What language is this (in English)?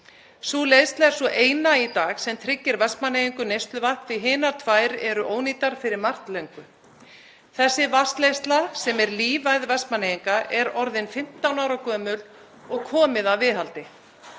Icelandic